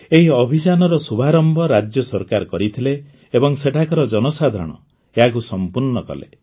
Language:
Odia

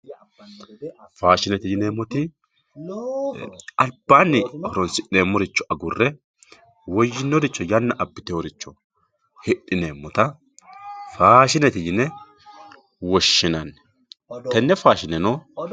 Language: Sidamo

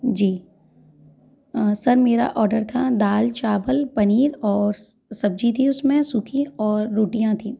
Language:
Hindi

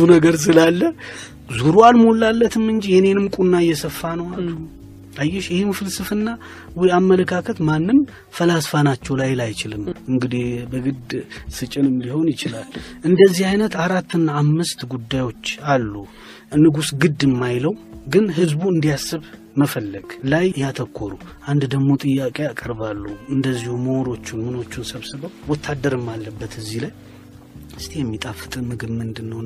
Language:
Amharic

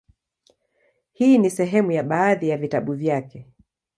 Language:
Swahili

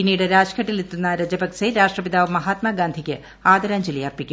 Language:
Malayalam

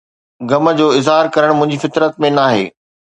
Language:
Sindhi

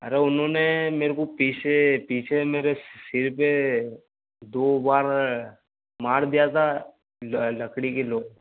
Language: Hindi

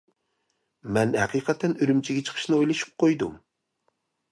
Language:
Uyghur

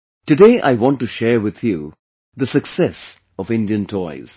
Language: English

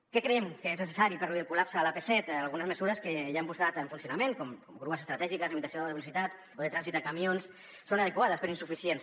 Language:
Catalan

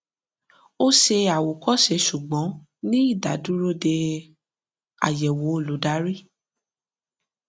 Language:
Yoruba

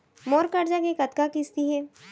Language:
Chhattisgarhi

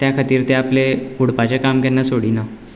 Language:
Konkani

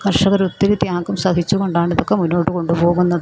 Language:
Malayalam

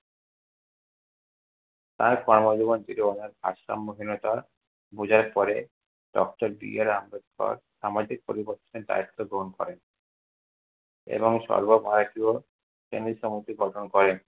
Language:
Bangla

